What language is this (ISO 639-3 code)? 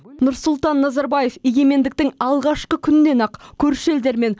kaz